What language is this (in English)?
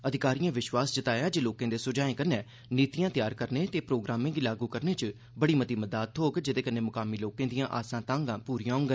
Dogri